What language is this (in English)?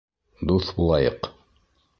Bashkir